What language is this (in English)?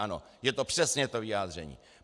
Czech